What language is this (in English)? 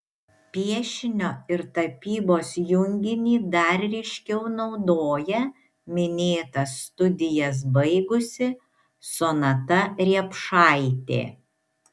Lithuanian